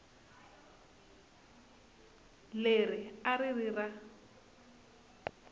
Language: Tsonga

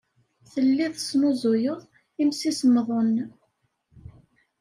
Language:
Kabyle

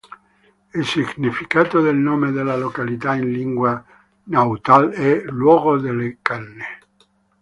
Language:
Italian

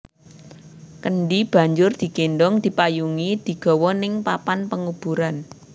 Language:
Javanese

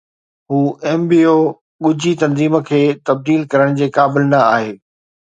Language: Sindhi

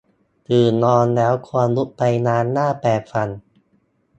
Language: Thai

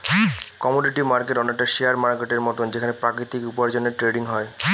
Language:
Bangla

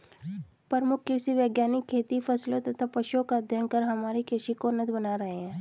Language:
Hindi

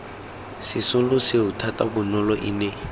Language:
Tswana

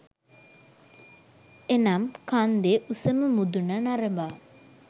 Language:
Sinhala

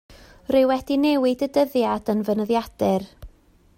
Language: Welsh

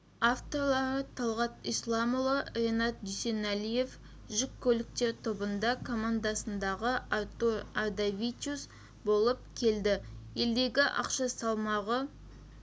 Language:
Kazakh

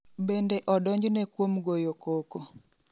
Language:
Luo (Kenya and Tanzania)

